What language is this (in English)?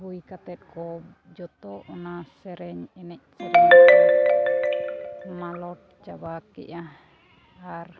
Santali